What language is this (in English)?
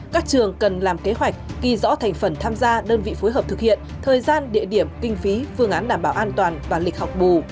Vietnamese